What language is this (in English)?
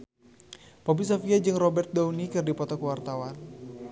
Sundanese